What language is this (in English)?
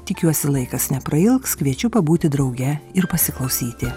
Lithuanian